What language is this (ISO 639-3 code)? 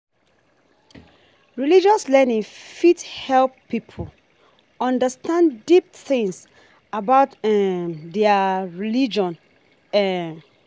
pcm